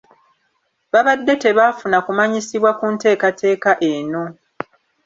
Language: Ganda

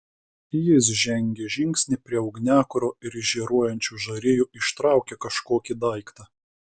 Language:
Lithuanian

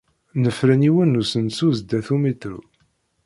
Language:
Kabyle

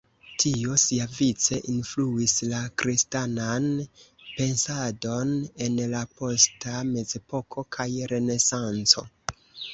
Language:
Esperanto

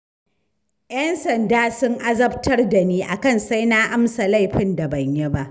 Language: Hausa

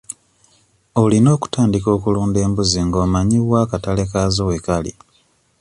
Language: Ganda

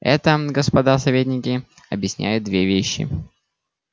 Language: Russian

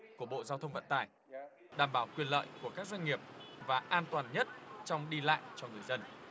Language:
Vietnamese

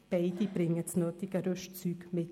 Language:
Swiss German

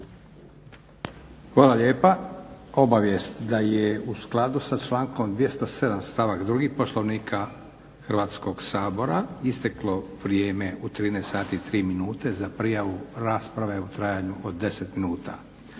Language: Croatian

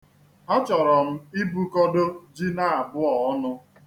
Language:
Igbo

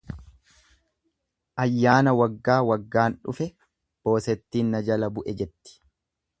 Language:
Oromo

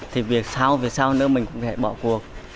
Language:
Vietnamese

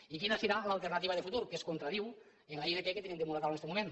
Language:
Catalan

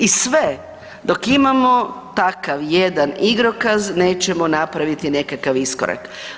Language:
Croatian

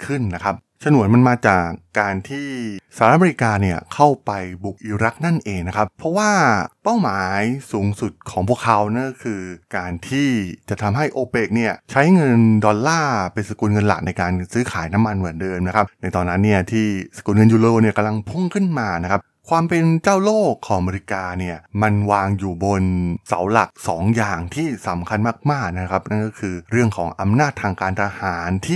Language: Thai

